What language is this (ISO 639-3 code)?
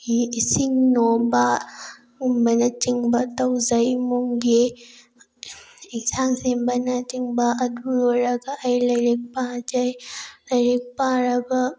mni